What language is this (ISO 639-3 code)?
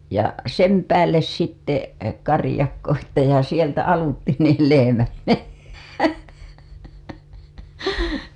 fin